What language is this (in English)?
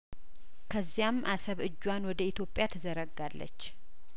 Amharic